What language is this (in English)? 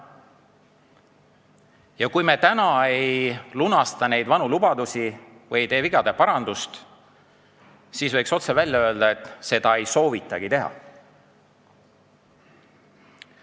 Estonian